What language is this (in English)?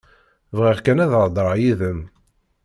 Kabyle